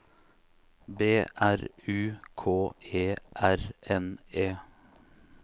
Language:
Norwegian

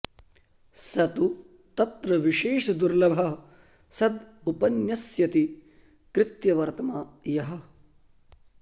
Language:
Sanskrit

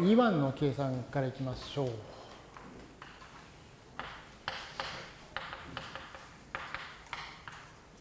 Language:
Japanese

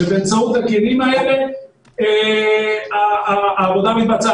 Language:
Hebrew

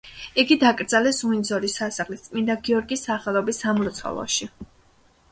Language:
Georgian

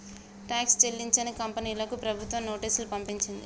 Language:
Telugu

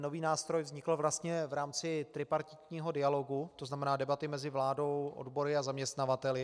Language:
Czech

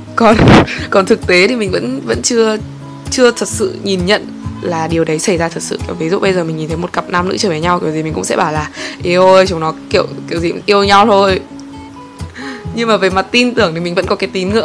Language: Vietnamese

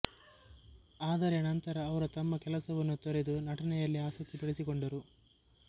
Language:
Kannada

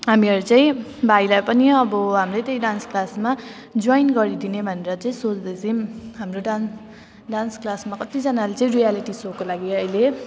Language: Nepali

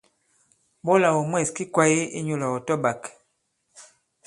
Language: Bankon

